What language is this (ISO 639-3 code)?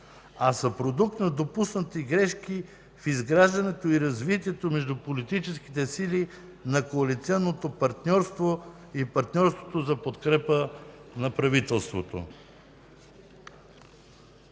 bul